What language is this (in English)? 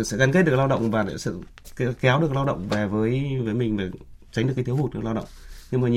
Vietnamese